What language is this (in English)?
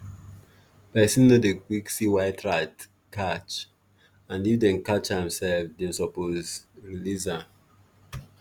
Nigerian Pidgin